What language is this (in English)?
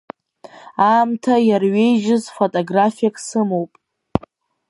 Abkhazian